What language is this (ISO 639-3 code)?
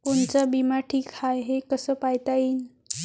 mar